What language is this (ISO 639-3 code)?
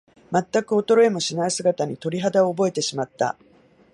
jpn